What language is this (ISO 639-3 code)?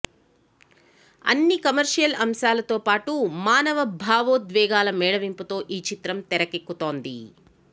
tel